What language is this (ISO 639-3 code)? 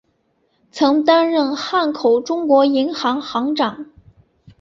zho